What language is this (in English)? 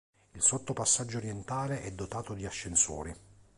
Italian